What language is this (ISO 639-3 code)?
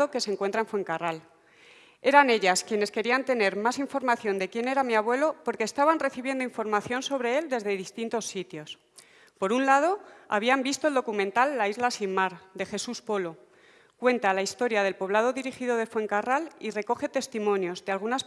spa